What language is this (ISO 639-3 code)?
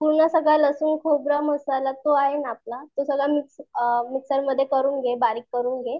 mar